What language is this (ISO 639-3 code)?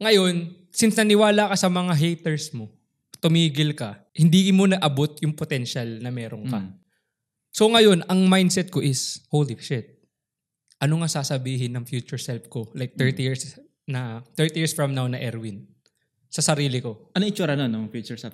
fil